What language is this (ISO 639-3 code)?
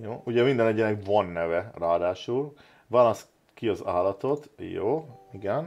hun